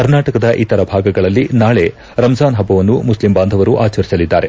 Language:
Kannada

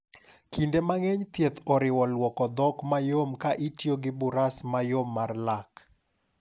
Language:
Luo (Kenya and Tanzania)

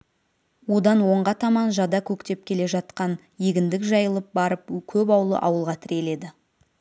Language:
Kazakh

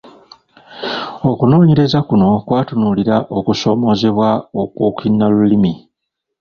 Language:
Ganda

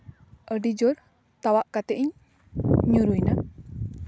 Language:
Santali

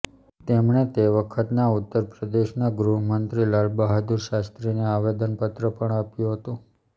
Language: Gujarati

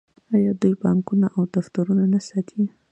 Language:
Pashto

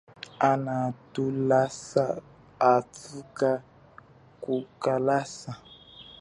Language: Chokwe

